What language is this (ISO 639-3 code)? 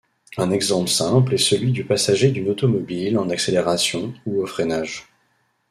fra